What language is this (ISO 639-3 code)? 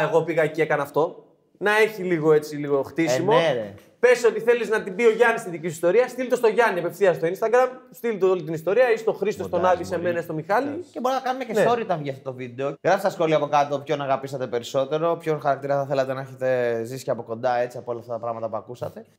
ell